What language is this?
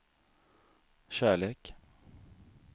Swedish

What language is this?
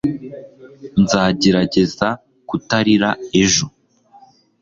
Kinyarwanda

